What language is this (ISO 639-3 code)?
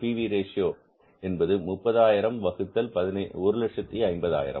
tam